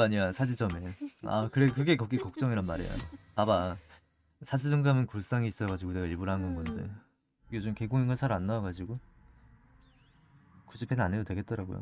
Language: Korean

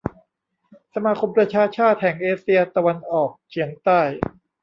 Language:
Thai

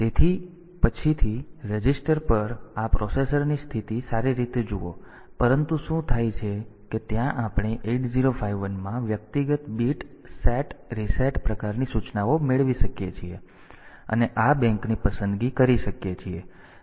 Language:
Gujarati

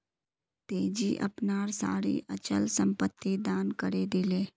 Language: Magahi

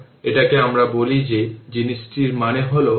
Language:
Bangla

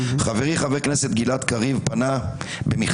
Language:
Hebrew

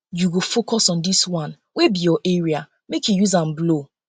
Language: Nigerian Pidgin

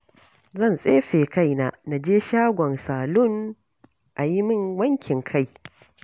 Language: Hausa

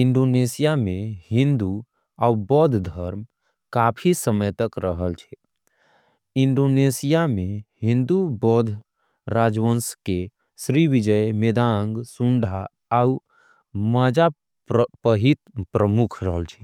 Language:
Angika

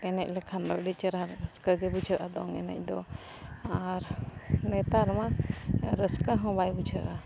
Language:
Santali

